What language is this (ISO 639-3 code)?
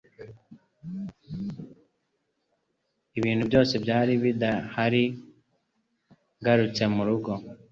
kin